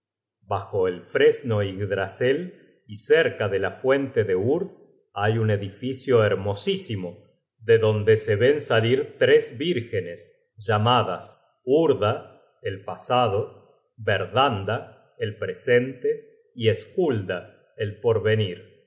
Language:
Spanish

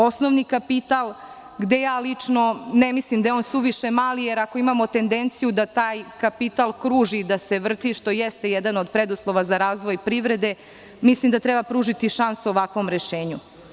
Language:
Serbian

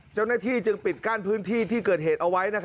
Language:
Thai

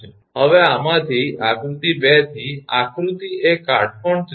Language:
Gujarati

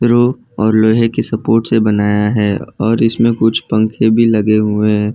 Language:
Hindi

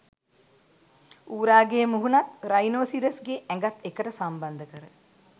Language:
Sinhala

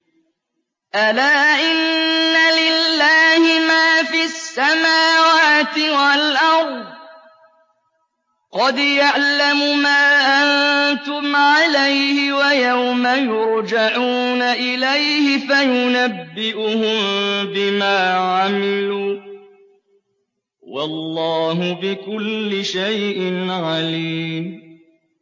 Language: Arabic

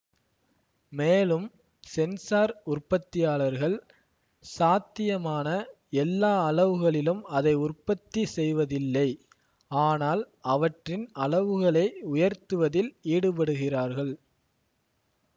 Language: Tamil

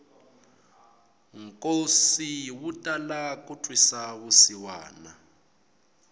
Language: Tsonga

